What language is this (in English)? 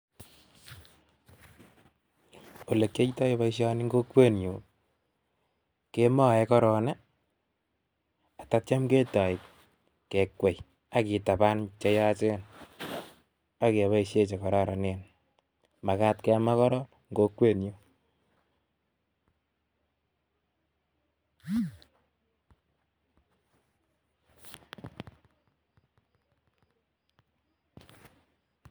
Kalenjin